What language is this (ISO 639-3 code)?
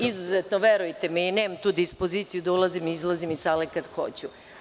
srp